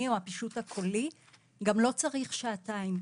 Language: Hebrew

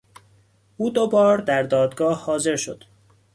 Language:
Persian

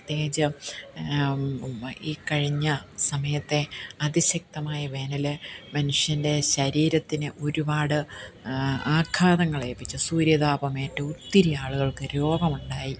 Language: Malayalam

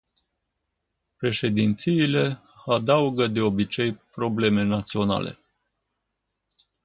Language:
Romanian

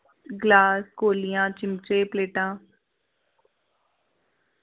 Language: Dogri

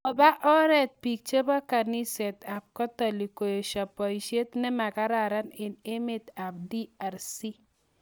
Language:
Kalenjin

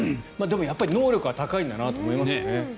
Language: Japanese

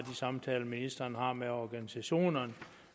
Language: Danish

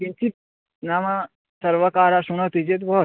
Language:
Sanskrit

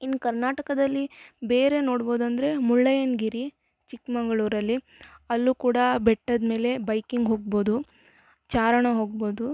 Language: Kannada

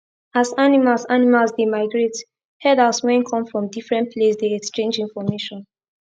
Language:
Nigerian Pidgin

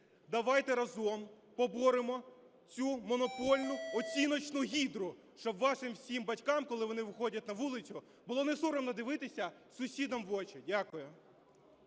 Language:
Ukrainian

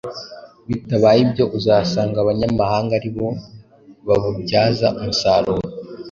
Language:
Kinyarwanda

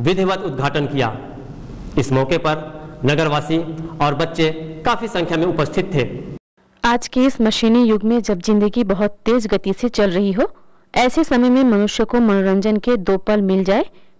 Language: Hindi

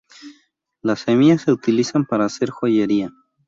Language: Spanish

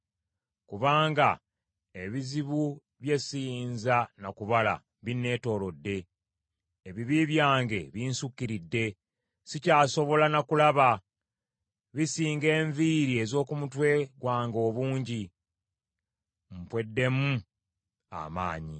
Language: Ganda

